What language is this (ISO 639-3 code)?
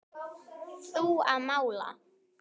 isl